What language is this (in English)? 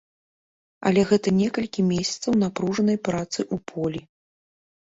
Belarusian